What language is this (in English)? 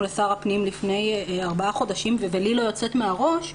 Hebrew